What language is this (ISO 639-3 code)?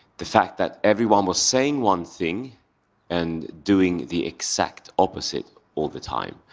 eng